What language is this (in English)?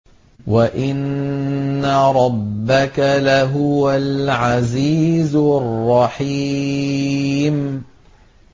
Arabic